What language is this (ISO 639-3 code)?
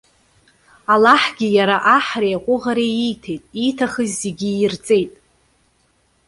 abk